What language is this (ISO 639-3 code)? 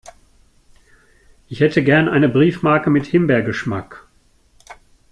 deu